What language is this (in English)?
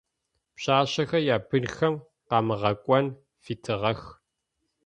Adyghe